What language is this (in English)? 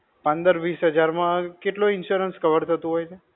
Gujarati